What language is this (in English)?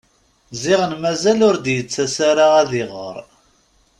Kabyle